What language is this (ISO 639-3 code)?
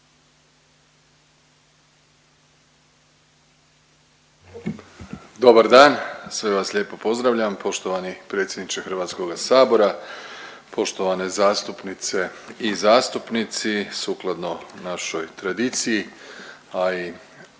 hrv